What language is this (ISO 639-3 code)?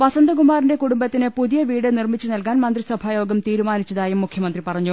mal